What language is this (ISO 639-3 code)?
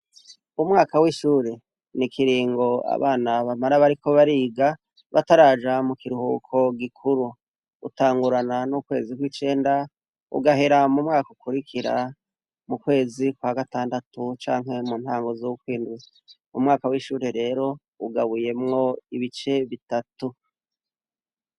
run